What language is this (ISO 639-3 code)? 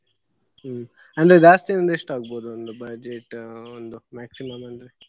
kan